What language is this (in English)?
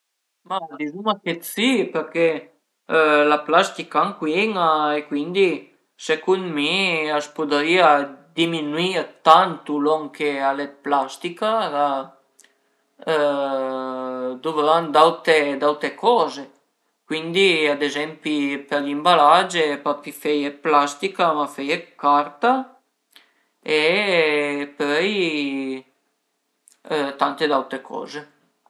Piedmontese